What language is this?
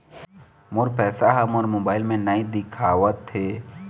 Chhattisgarhi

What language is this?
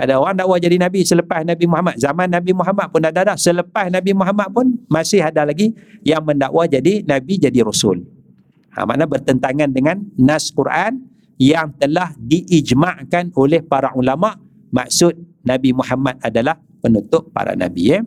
Malay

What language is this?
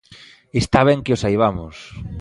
Galician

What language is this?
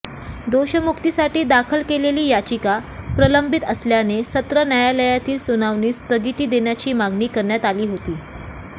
Marathi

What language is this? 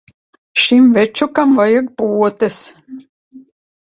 Latvian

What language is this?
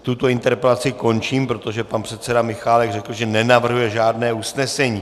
Czech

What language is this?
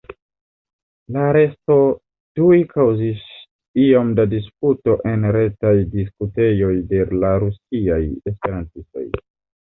Esperanto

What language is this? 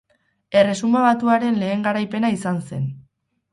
Basque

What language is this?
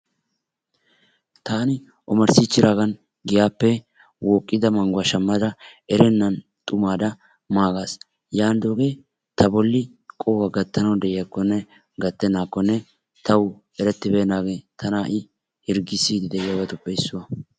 Wolaytta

